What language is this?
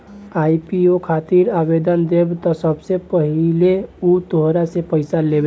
Bhojpuri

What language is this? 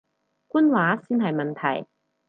Cantonese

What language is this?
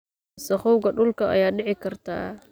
Somali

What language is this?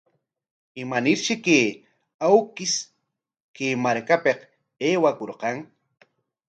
Corongo Ancash Quechua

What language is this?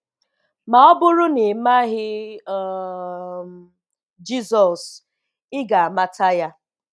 Igbo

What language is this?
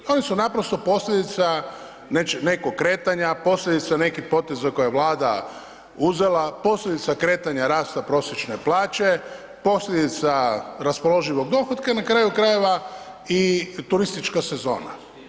Croatian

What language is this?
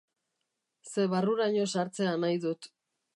Basque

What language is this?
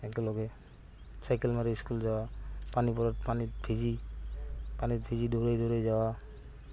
Assamese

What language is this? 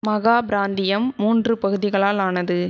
Tamil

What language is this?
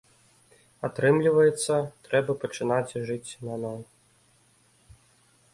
Belarusian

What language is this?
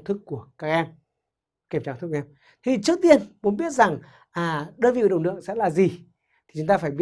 Vietnamese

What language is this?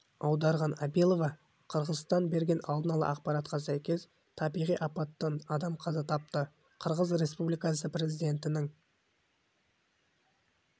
Kazakh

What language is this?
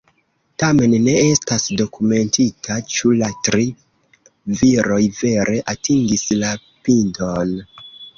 Esperanto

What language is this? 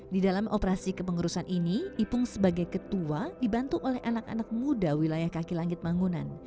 Indonesian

